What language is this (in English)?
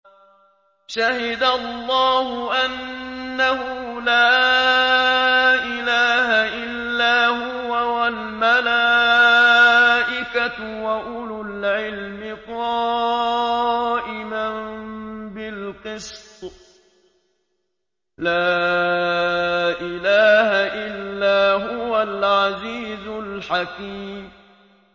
Arabic